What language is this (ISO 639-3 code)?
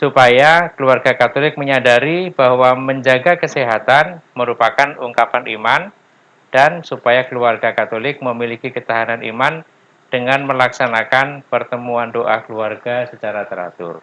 ind